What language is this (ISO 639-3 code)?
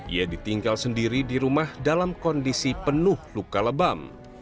ind